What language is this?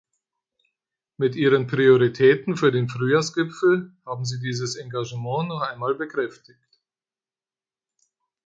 German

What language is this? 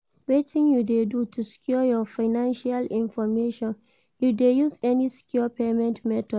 Nigerian Pidgin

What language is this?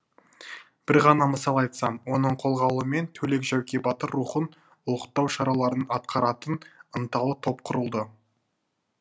Kazakh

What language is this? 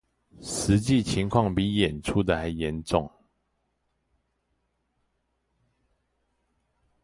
Chinese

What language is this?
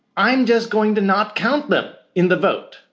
English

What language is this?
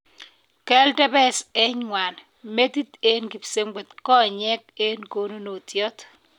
Kalenjin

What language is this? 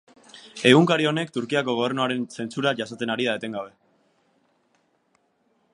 Basque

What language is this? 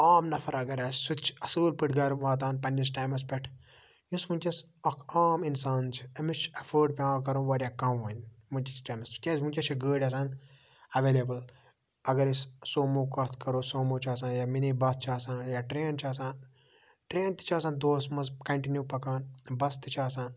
Kashmiri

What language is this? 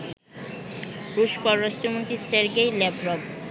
Bangla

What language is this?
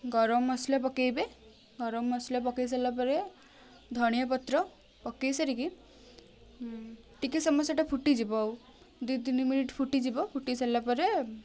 Odia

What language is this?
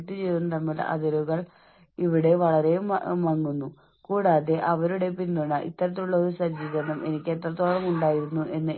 Malayalam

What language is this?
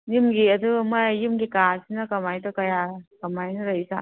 Manipuri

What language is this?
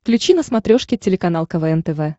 Russian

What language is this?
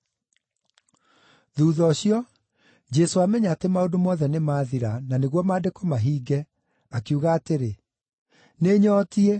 Kikuyu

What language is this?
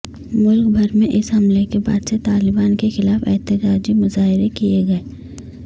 Urdu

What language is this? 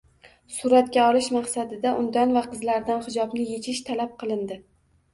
Uzbek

